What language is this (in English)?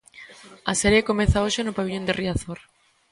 Galician